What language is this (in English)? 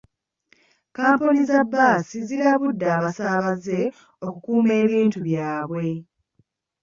Ganda